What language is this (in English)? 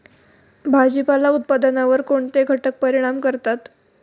Marathi